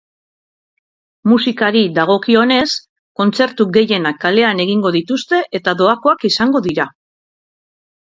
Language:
Basque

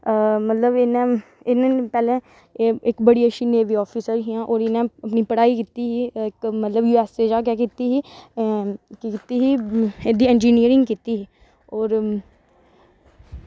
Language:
Dogri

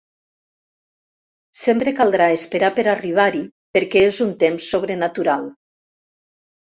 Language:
Catalan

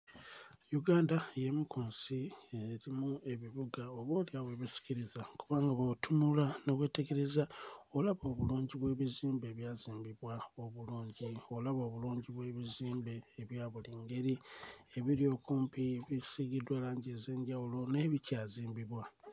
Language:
Ganda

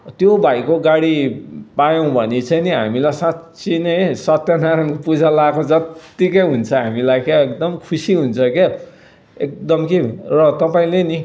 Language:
Nepali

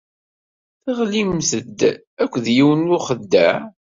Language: Kabyle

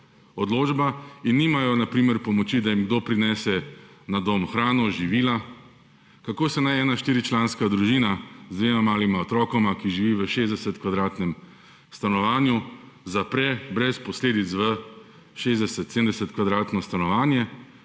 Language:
Slovenian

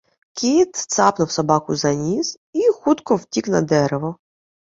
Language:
Ukrainian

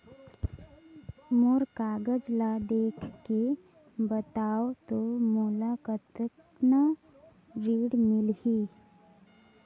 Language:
Chhattisgarhi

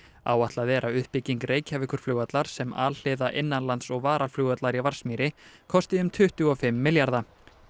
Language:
Icelandic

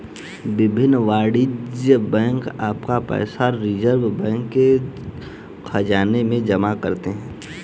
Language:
Hindi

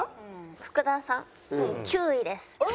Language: Japanese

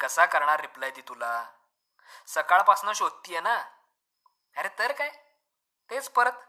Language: Marathi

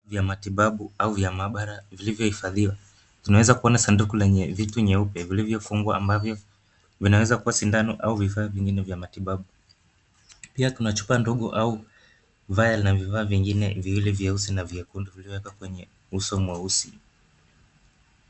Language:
Swahili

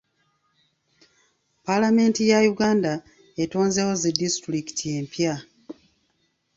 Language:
Ganda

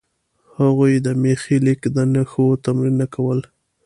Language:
Pashto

